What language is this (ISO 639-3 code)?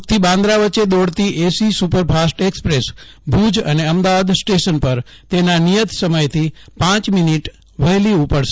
guj